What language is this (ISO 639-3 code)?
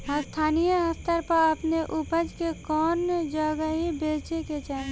bho